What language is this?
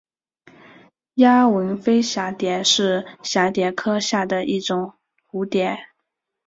Chinese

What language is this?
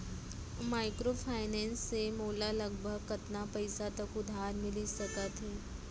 Chhattisgarhi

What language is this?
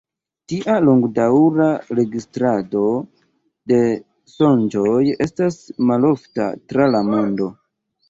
Esperanto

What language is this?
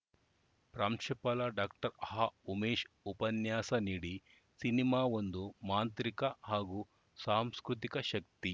Kannada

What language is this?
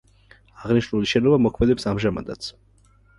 Georgian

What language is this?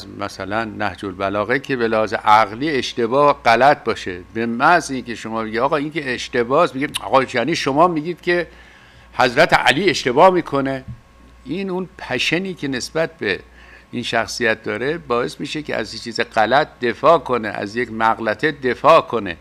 Persian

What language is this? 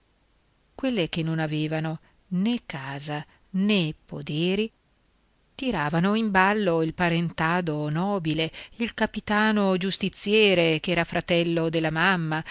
Italian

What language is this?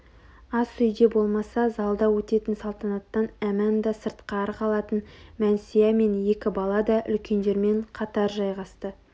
Kazakh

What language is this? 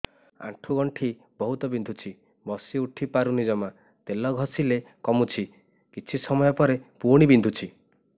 Odia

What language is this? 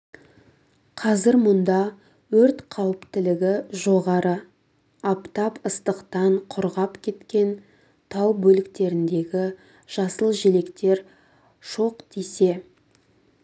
Kazakh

